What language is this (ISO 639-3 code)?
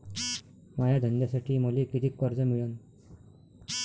mar